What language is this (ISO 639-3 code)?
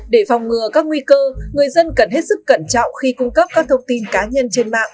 vie